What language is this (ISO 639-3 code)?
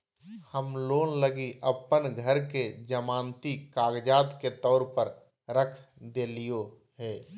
mag